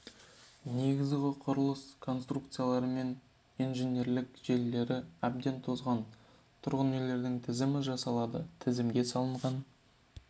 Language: Kazakh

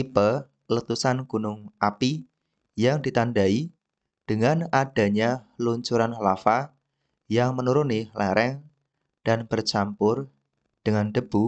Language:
Indonesian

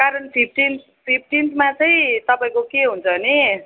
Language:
Nepali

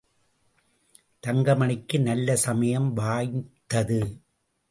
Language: Tamil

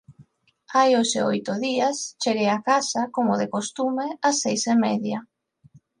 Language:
Galician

